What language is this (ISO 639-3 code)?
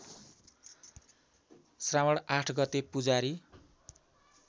nep